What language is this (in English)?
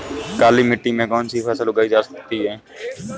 Hindi